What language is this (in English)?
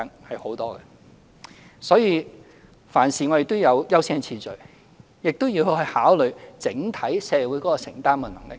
Cantonese